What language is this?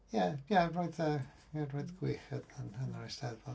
Welsh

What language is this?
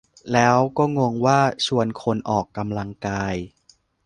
Thai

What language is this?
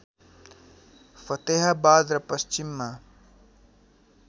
Nepali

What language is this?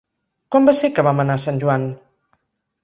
Catalan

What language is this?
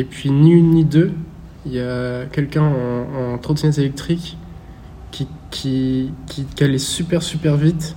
French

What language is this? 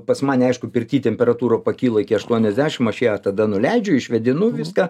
Lithuanian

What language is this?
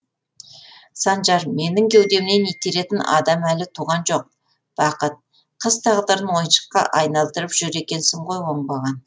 Kazakh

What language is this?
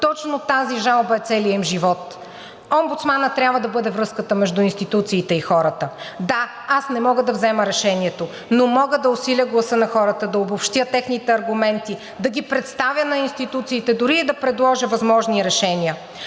Bulgarian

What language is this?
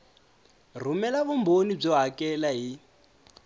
Tsonga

